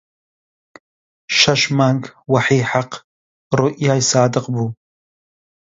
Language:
Central Kurdish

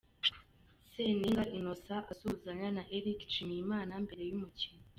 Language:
Kinyarwanda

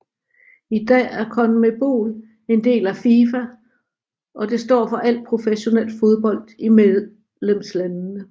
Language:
Danish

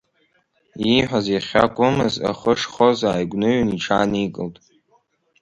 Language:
Abkhazian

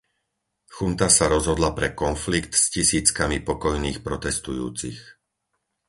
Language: Slovak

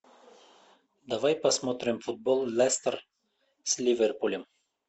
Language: Russian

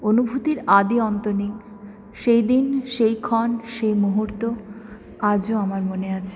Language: Bangla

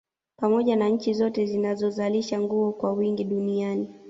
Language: Swahili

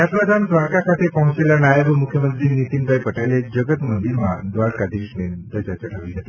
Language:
Gujarati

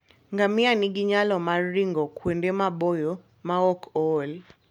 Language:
Luo (Kenya and Tanzania)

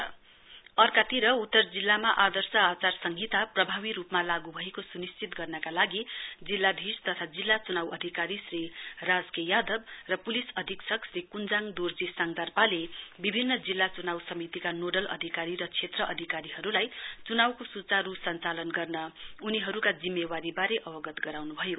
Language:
Nepali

